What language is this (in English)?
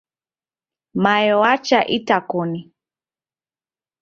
Taita